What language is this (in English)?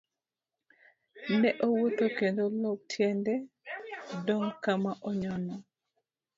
Luo (Kenya and Tanzania)